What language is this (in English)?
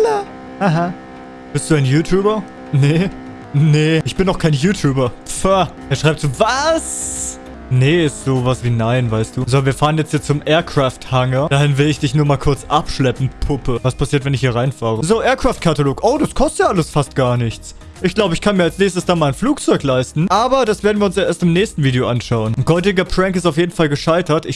German